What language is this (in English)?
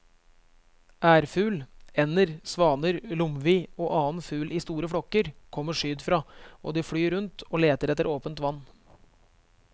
Norwegian